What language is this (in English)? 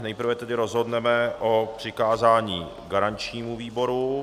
Czech